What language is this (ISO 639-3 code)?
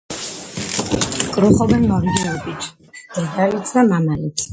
kat